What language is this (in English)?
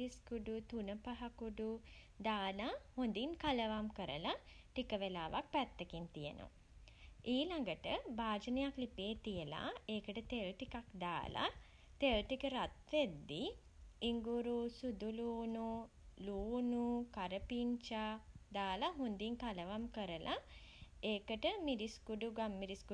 Sinhala